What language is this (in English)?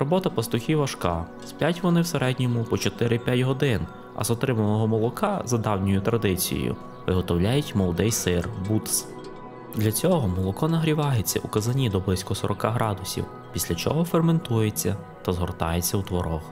Ukrainian